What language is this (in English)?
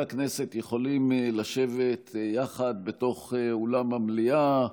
Hebrew